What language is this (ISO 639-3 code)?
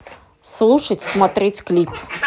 rus